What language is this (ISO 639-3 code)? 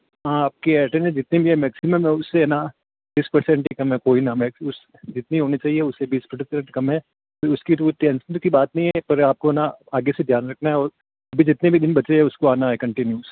hin